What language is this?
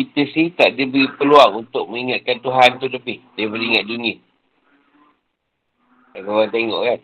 Malay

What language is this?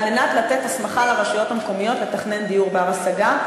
Hebrew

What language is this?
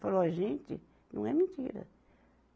Portuguese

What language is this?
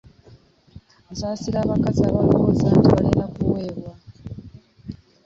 Ganda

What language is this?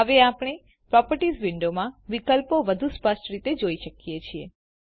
Gujarati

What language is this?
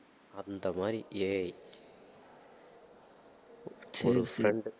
Tamil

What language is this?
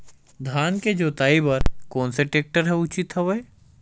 Chhattisgarhi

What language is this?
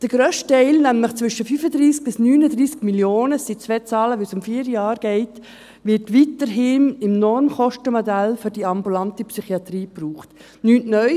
Swiss German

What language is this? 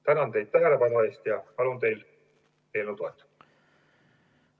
Estonian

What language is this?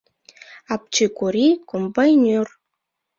Mari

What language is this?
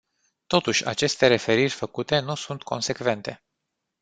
Romanian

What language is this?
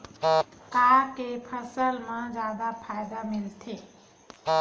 Chhattisgarhi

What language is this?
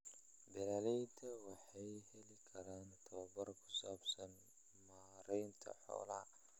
Somali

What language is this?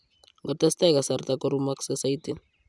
Kalenjin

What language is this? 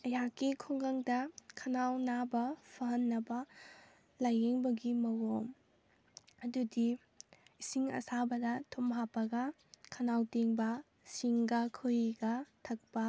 Manipuri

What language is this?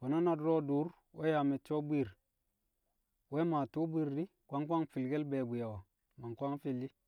Kamo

